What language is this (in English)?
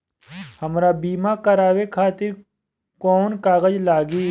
Bhojpuri